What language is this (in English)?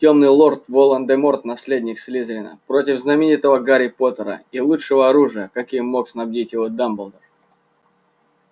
Russian